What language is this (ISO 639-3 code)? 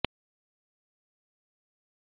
pan